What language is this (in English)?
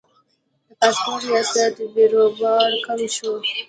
Pashto